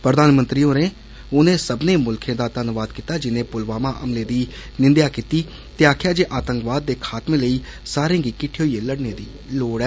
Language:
Dogri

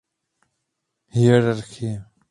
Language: Czech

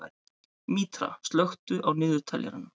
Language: Icelandic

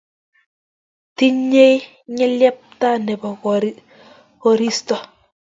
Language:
Kalenjin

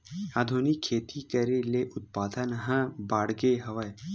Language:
Chhattisgarhi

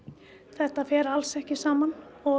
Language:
Icelandic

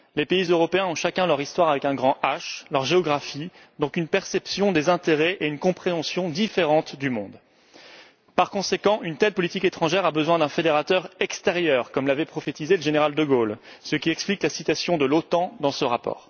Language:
French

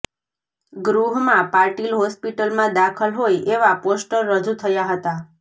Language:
Gujarati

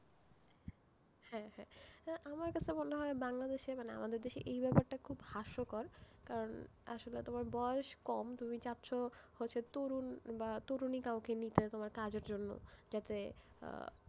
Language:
Bangla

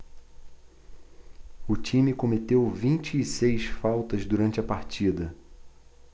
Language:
Portuguese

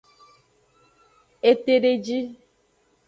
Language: Aja (Benin)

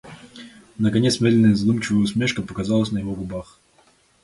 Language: Russian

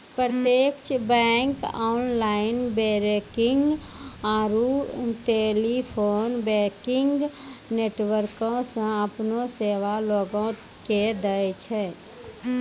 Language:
Maithili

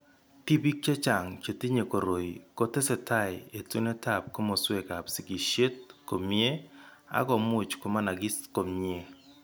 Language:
Kalenjin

